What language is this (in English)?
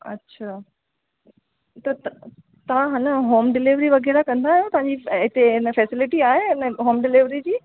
Sindhi